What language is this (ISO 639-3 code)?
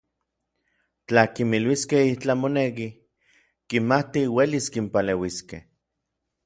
nlv